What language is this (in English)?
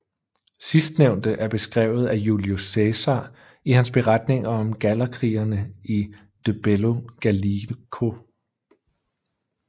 Danish